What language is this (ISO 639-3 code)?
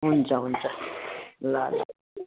nep